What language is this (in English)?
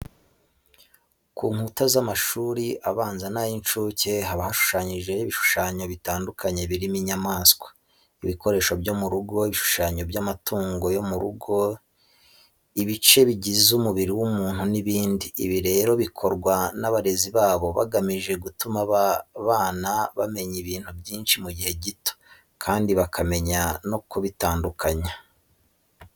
Kinyarwanda